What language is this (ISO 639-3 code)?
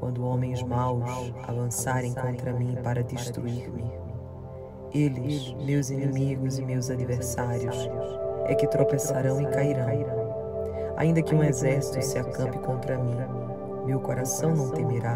por